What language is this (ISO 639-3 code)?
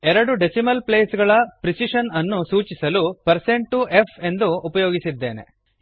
kan